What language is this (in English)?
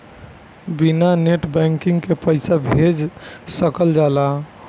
Bhojpuri